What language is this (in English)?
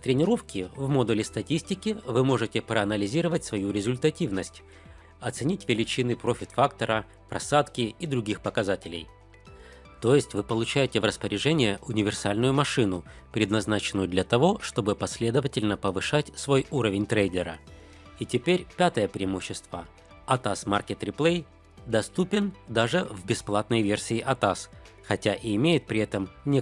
Russian